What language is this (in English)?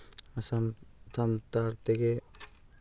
Santali